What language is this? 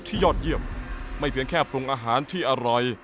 Thai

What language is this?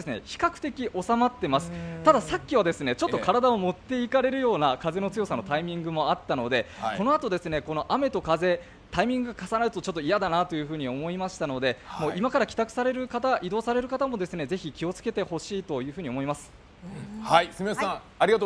Japanese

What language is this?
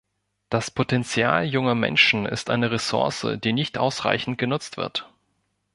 German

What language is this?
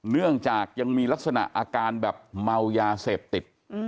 Thai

